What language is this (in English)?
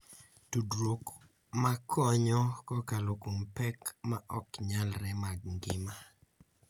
Luo (Kenya and Tanzania)